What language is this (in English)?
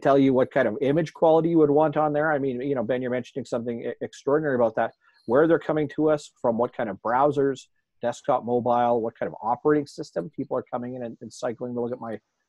English